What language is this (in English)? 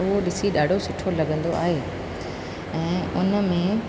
Sindhi